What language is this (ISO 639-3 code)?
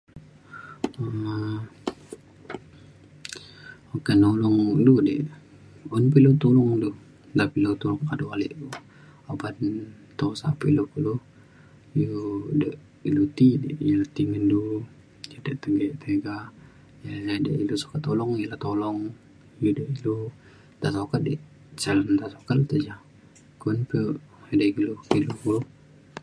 xkl